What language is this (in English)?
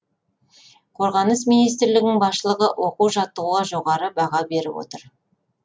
Kazakh